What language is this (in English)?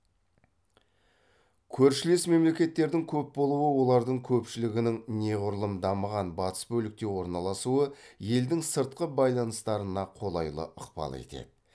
Kazakh